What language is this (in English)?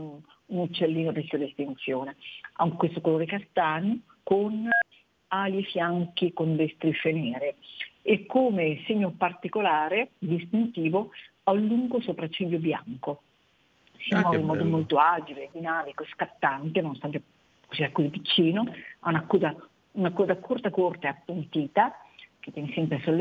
Italian